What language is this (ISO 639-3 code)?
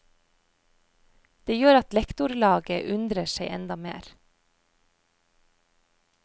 nor